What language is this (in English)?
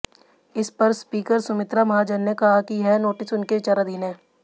Hindi